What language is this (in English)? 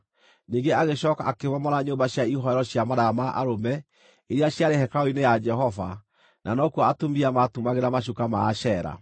Kikuyu